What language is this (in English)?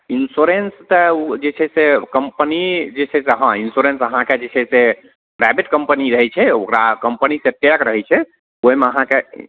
Maithili